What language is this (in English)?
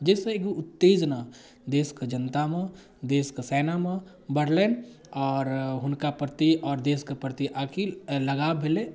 Maithili